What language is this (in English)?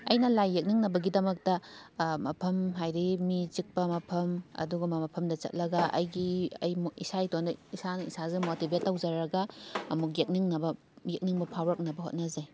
Manipuri